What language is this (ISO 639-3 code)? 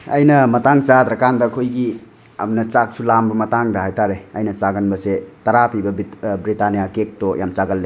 mni